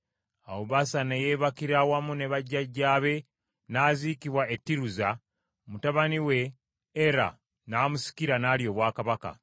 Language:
Ganda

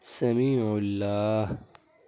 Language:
Urdu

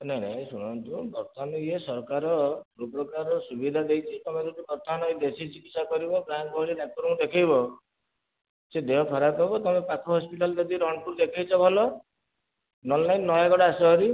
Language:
Odia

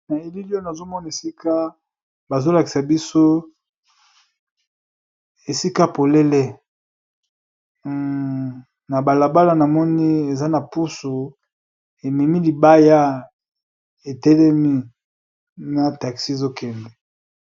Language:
Lingala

